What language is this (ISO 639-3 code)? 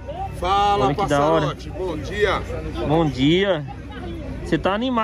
por